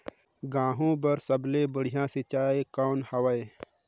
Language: Chhattisgarhi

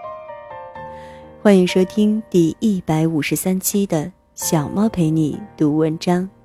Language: Chinese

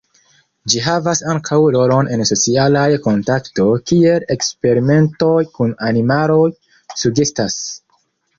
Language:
Esperanto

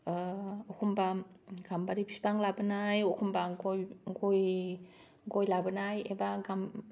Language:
Bodo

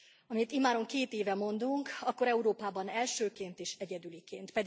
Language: Hungarian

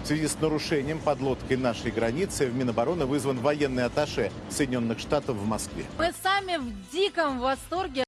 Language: Russian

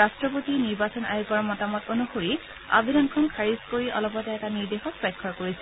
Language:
Assamese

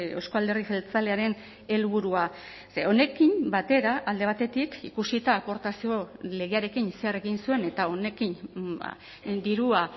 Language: Basque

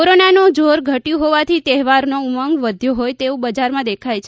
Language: Gujarati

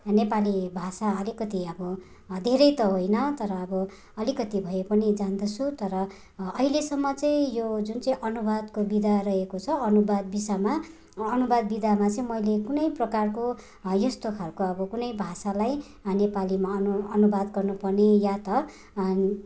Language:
Nepali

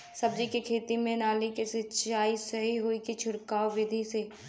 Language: Bhojpuri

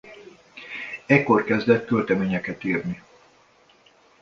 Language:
Hungarian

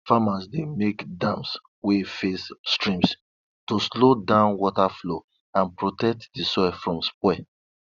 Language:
Nigerian Pidgin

